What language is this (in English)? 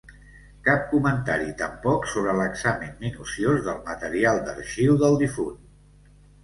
Catalan